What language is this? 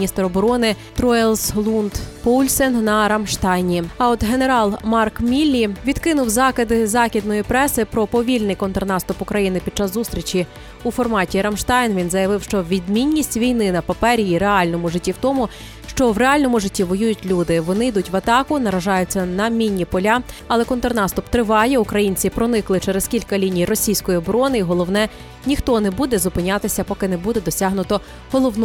Ukrainian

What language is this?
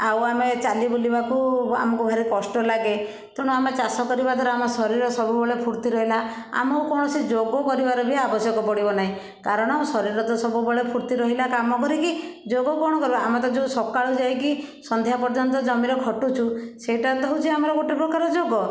Odia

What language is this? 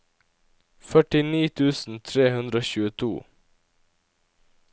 Norwegian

